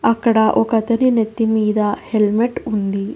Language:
Telugu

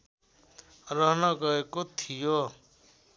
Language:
Nepali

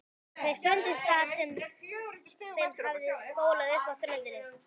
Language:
Icelandic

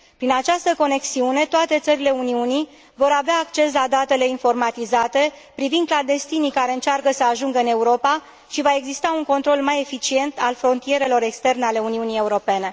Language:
Romanian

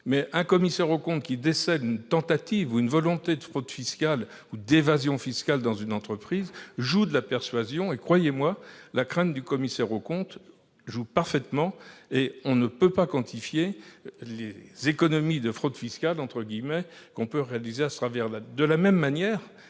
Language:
French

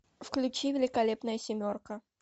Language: Russian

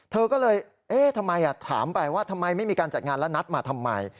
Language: Thai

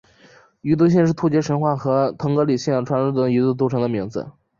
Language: Chinese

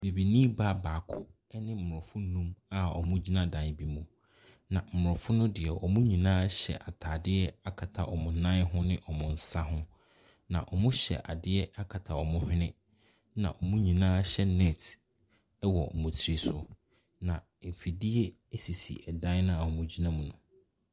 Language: Akan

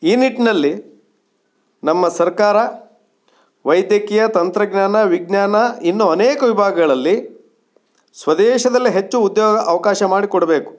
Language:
Kannada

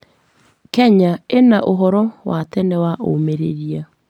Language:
Kikuyu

